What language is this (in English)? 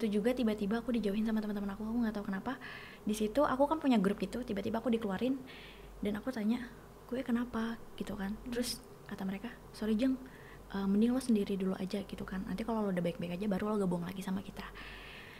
Indonesian